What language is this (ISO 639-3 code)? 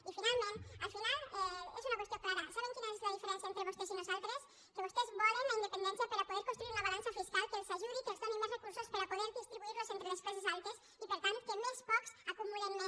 cat